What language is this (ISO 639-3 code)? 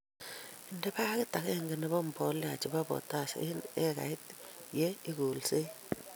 kln